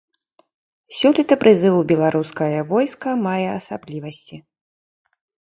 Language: Belarusian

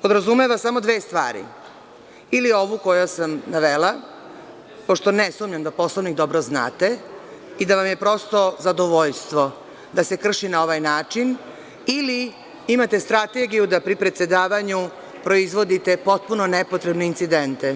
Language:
Serbian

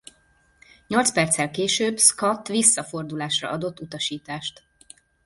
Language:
Hungarian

